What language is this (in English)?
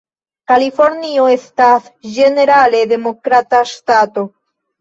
Esperanto